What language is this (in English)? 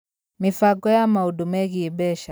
Kikuyu